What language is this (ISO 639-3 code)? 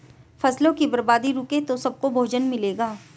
hin